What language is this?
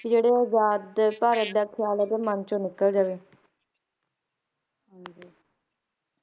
Punjabi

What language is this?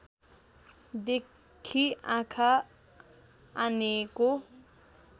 Nepali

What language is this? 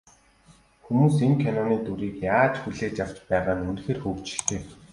Mongolian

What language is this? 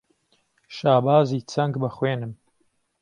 Central Kurdish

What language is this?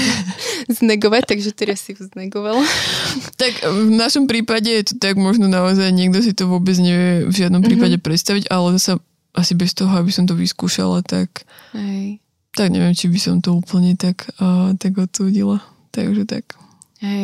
Slovak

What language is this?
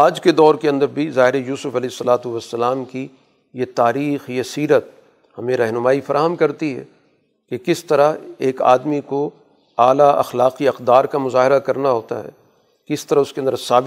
Urdu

